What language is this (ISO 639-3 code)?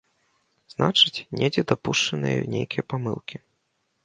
bel